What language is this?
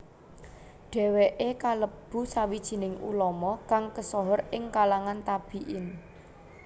Javanese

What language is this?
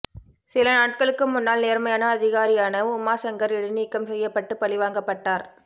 Tamil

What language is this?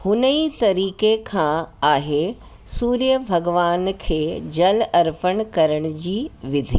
Sindhi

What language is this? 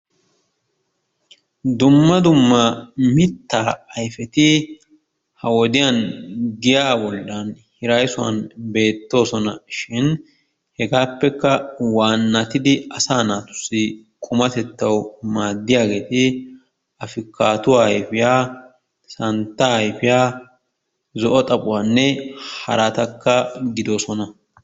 Wolaytta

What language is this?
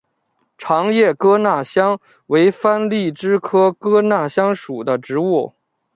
Chinese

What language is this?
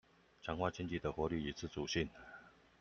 Chinese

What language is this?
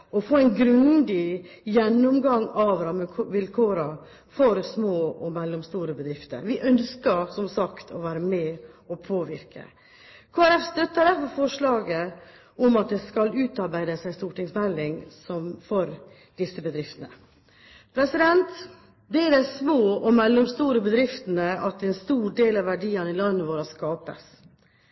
Norwegian Bokmål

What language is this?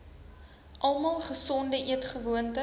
Afrikaans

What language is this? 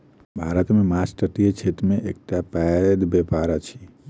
Maithili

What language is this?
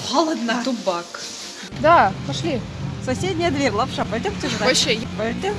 Russian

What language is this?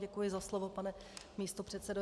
Czech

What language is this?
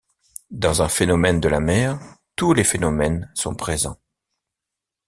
French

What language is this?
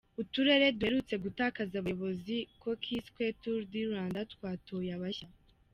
Kinyarwanda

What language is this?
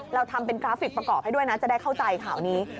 Thai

